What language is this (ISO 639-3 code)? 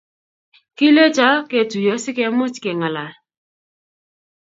kln